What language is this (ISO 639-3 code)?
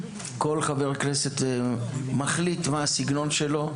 heb